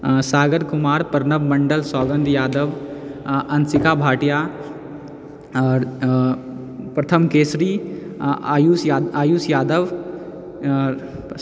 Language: Maithili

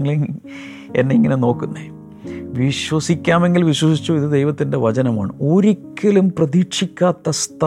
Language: Malayalam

